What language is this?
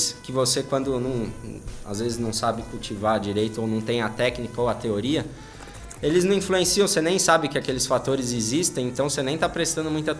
Portuguese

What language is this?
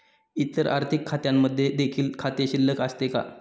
Marathi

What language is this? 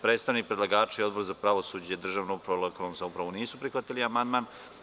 Serbian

